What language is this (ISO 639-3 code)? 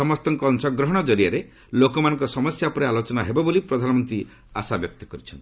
ori